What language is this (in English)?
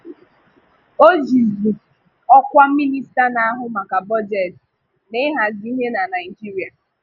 Igbo